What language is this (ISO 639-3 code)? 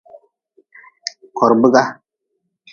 nmz